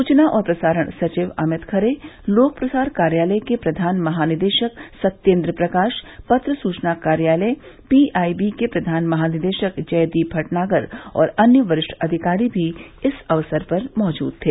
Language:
Hindi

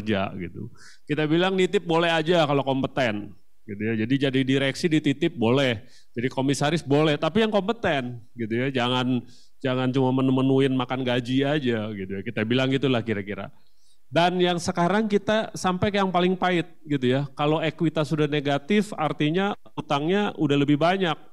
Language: Indonesian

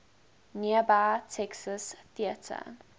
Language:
English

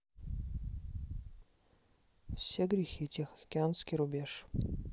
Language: Russian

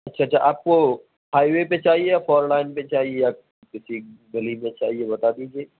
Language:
Urdu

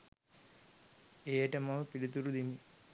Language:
Sinhala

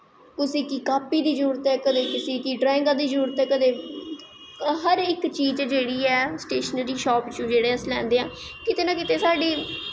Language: Dogri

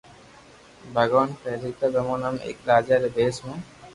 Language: Loarki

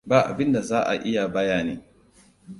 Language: Hausa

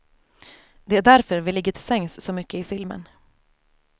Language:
Swedish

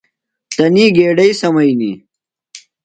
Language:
Phalura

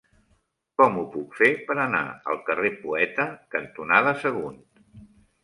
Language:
Catalan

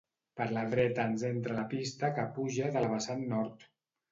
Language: Catalan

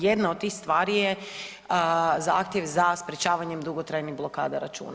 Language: Croatian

